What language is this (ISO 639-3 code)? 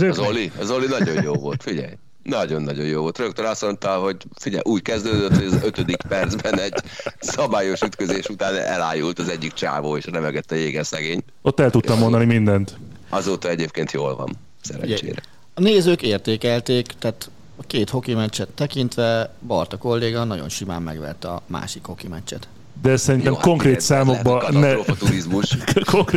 hun